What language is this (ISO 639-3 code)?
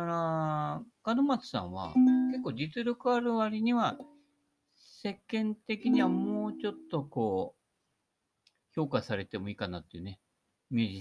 jpn